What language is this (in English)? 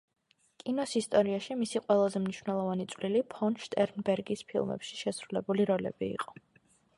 Georgian